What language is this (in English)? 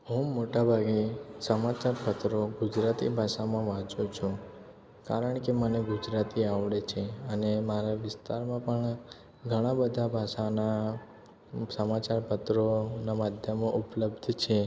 Gujarati